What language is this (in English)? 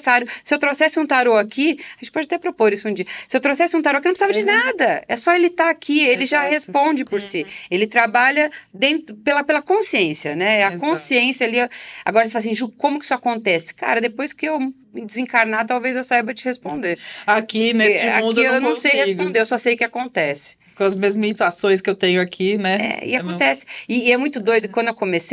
Portuguese